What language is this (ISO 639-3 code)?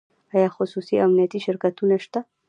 pus